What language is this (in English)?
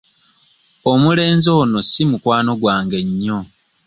Ganda